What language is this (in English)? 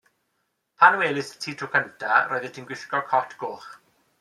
Welsh